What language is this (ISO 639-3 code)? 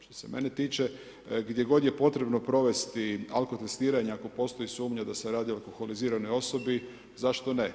hrv